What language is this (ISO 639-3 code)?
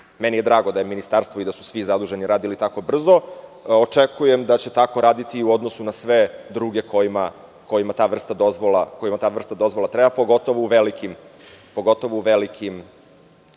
srp